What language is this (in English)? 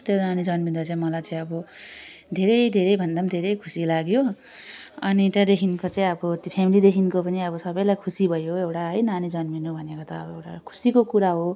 Nepali